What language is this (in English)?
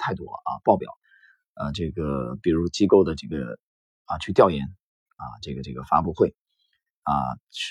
Chinese